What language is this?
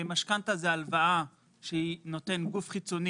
Hebrew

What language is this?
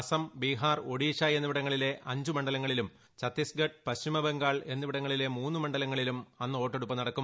Malayalam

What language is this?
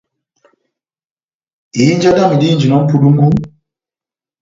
Batanga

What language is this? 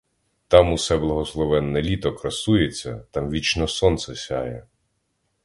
Ukrainian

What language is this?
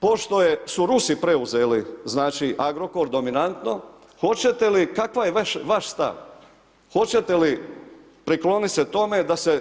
Croatian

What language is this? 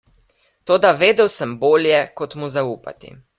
Slovenian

